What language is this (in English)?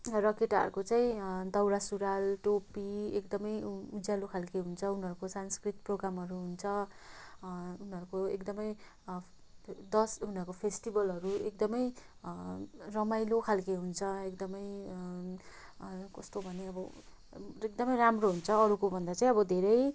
Nepali